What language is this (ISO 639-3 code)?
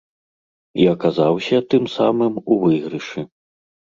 bel